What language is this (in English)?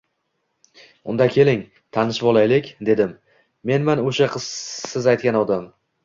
Uzbek